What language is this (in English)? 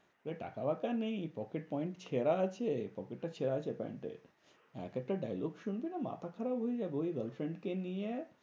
Bangla